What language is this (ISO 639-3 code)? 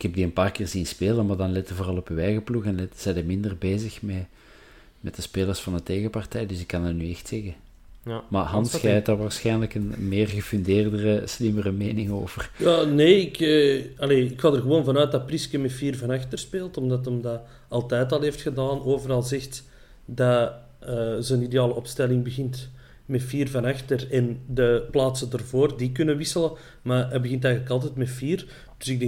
nld